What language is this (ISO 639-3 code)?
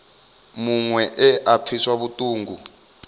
ven